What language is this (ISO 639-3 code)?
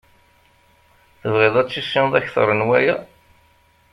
kab